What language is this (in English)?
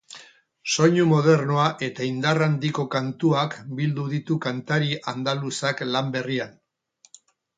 Basque